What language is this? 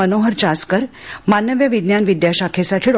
Marathi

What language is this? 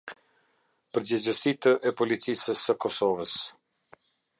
Albanian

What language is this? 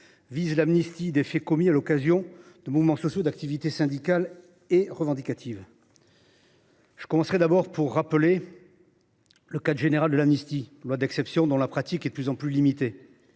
French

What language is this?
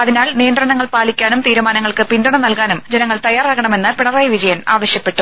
Malayalam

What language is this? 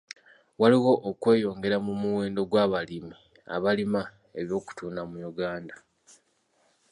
Ganda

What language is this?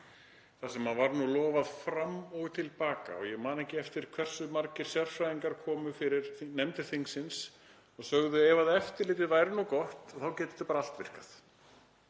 Icelandic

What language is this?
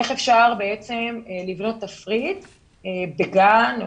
Hebrew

